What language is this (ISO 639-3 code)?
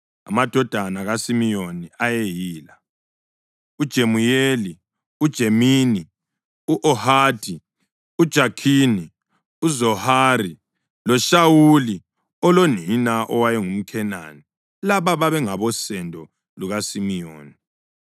nde